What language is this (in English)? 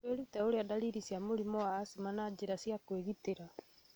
Kikuyu